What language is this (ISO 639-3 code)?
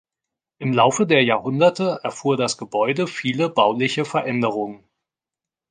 deu